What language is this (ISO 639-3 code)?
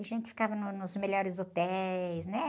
por